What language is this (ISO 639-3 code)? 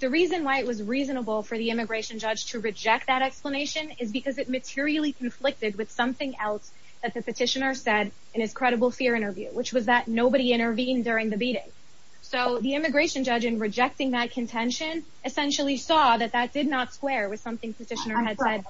eng